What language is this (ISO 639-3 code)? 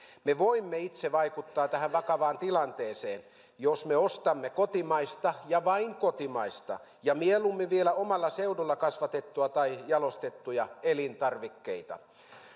fin